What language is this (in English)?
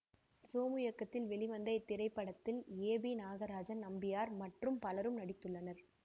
Tamil